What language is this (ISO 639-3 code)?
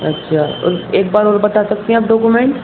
urd